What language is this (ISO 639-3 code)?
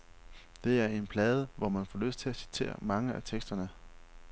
dan